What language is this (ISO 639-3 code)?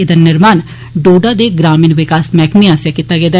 doi